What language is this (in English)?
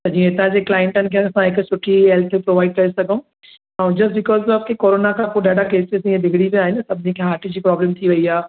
Sindhi